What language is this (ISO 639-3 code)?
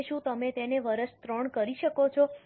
guj